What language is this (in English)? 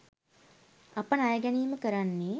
Sinhala